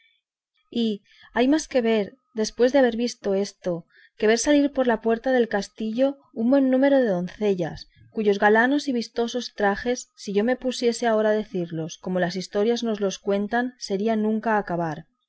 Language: Spanish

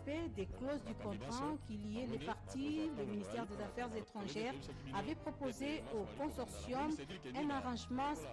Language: French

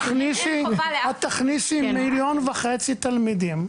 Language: Hebrew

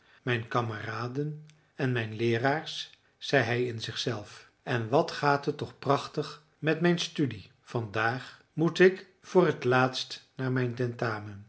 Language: Dutch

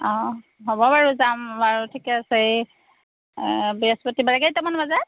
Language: Assamese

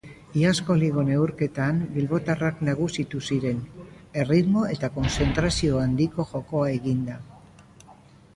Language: Basque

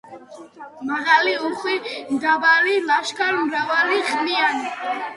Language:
Georgian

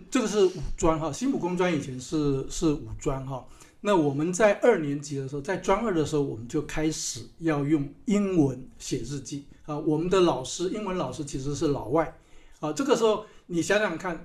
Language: Chinese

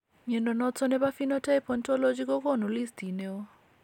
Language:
Kalenjin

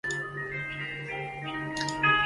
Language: Chinese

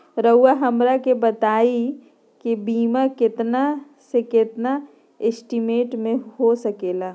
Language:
Magahi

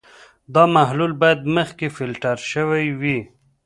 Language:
Pashto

